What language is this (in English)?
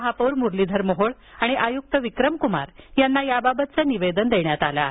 Marathi